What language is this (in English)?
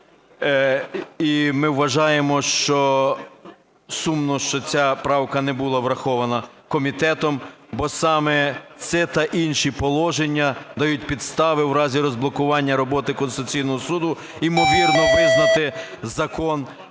Ukrainian